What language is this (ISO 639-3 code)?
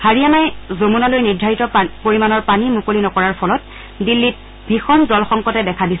asm